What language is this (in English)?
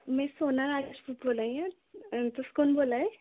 Dogri